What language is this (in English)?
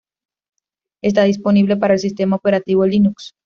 Spanish